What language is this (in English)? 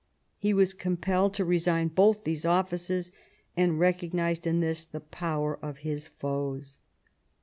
English